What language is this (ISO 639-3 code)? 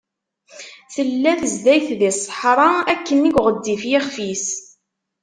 kab